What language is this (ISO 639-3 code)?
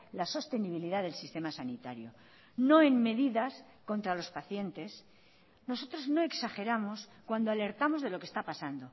spa